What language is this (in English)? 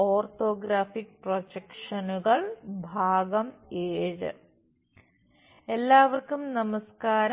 Malayalam